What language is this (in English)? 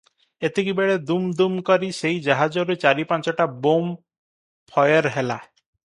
Odia